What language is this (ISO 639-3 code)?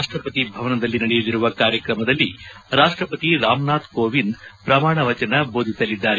kan